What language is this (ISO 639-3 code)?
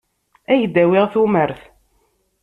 kab